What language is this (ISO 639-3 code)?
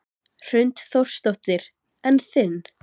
isl